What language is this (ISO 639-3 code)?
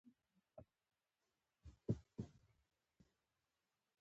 pus